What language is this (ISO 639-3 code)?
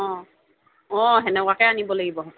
asm